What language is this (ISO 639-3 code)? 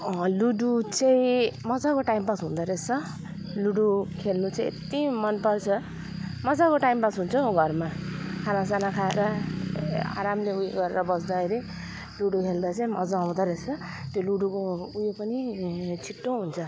nep